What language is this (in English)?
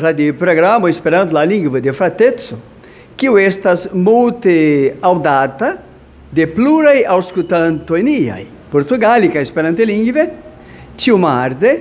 Portuguese